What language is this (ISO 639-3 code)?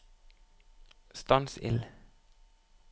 nor